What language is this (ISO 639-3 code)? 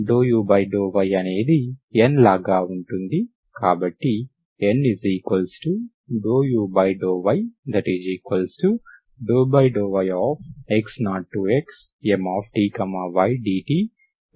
tel